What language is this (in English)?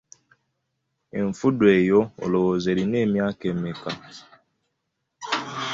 Ganda